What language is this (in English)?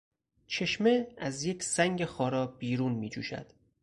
Persian